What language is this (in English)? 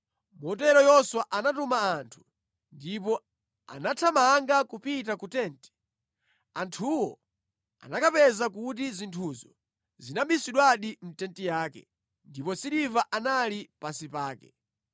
Nyanja